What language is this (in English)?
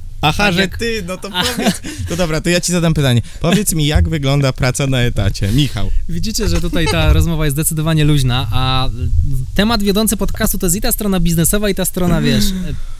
Polish